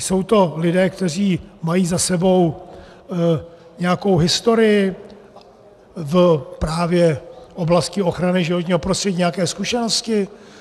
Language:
Czech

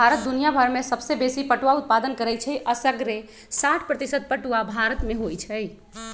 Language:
Magahi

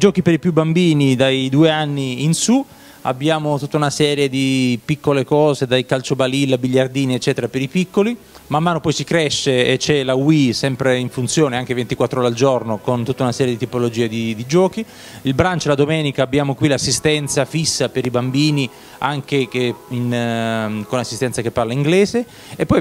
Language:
Italian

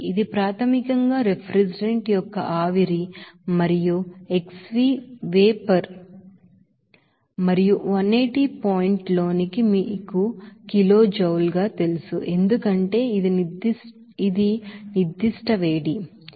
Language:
Telugu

